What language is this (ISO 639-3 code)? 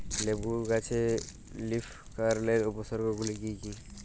ben